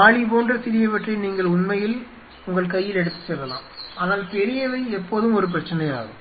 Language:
Tamil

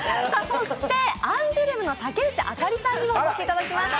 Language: Japanese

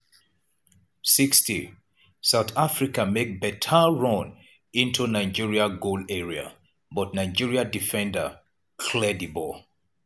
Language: Nigerian Pidgin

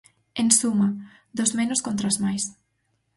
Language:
Galician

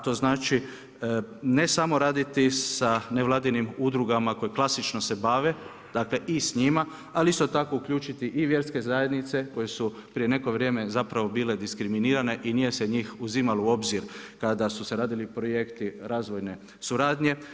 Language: Croatian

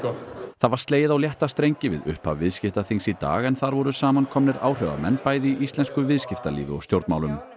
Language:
Icelandic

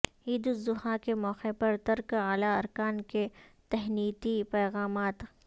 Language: Urdu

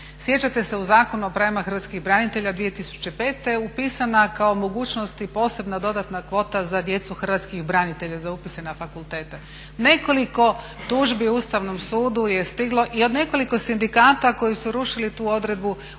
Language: Croatian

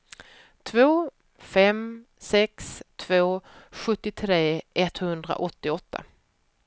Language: Swedish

